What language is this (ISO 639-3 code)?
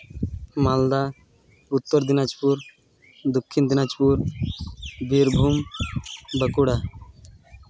sat